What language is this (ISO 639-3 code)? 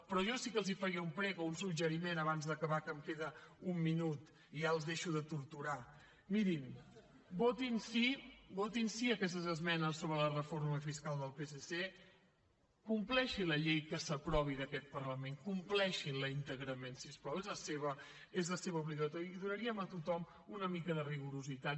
cat